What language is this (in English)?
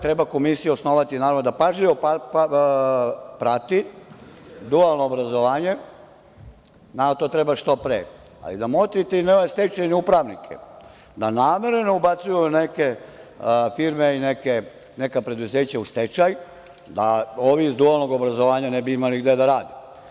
Serbian